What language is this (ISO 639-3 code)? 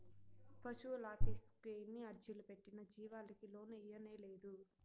tel